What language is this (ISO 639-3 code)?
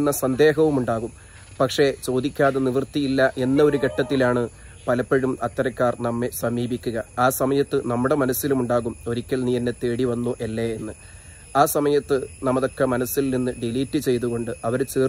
mal